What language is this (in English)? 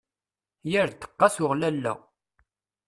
Kabyle